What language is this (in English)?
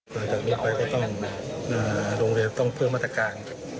Thai